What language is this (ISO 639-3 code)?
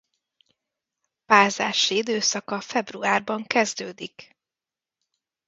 hun